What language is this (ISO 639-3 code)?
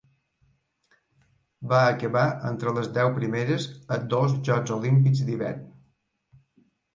cat